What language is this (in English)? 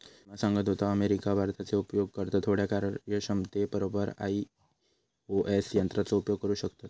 Marathi